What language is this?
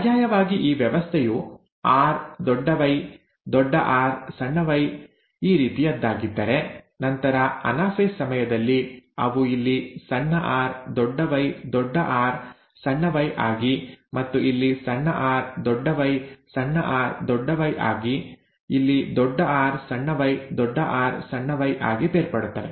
Kannada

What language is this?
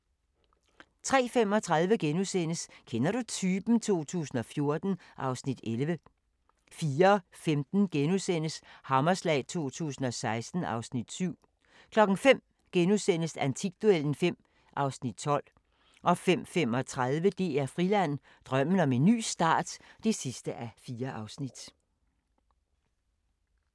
Danish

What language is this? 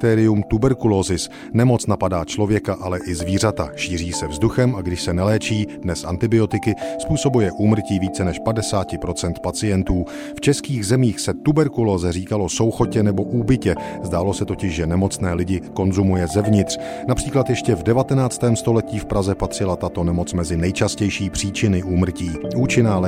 Czech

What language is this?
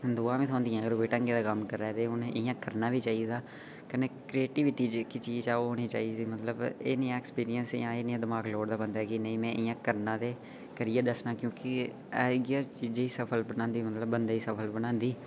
Dogri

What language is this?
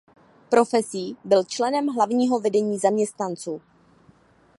Czech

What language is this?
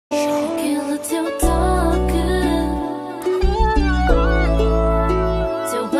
Portuguese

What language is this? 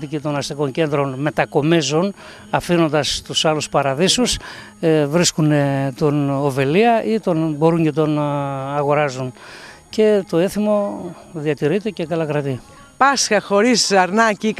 Greek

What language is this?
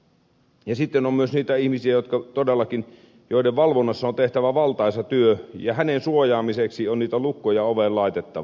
Finnish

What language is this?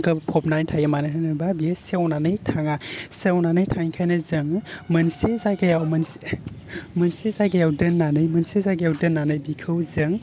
Bodo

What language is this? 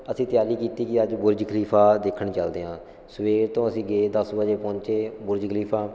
Punjabi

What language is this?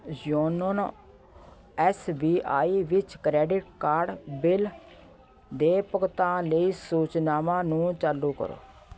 Punjabi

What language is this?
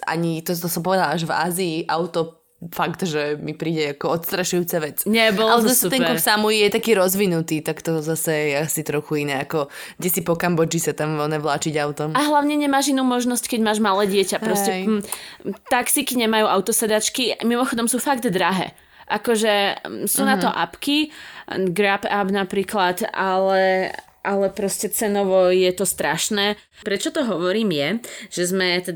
Slovak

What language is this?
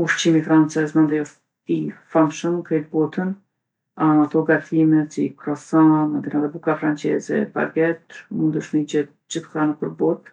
Gheg Albanian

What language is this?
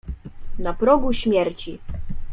Polish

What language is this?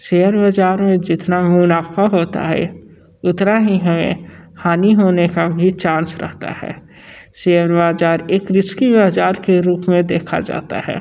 Hindi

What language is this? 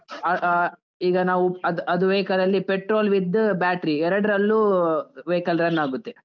Kannada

